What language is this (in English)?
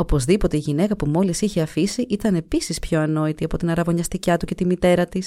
Greek